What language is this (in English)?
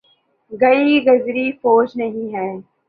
Urdu